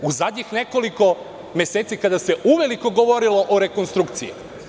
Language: Serbian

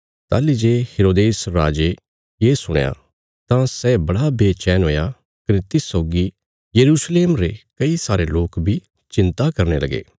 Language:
Bilaspuri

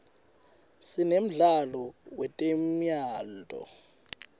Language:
Swati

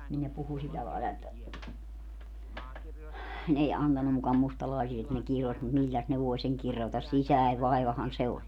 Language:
Finnish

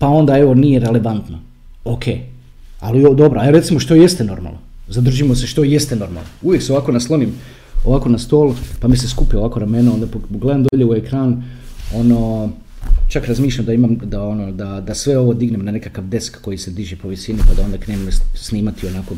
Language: Croatian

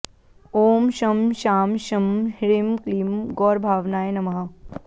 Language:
Sanskrit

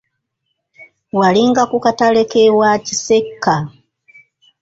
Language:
Ganda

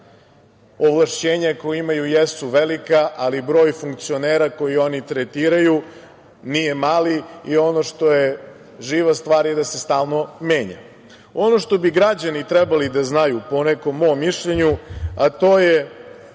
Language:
Serbian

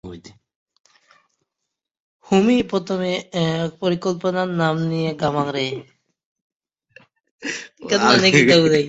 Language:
Bangla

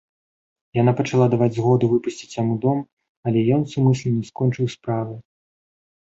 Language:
Belarusian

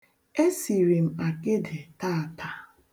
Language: Igbo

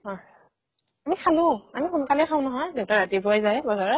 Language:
Assamese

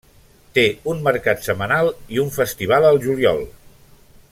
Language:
Catalan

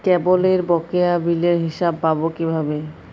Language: Bangla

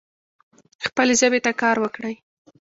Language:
Pashto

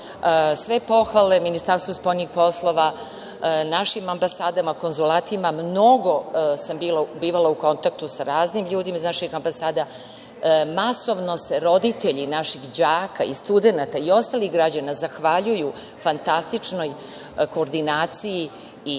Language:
Serbian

